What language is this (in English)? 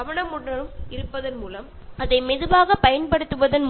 Malayalam